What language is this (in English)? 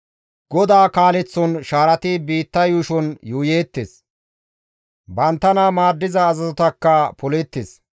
Gamo